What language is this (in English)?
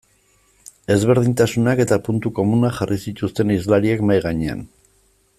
Basque